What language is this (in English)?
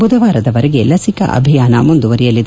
Kannada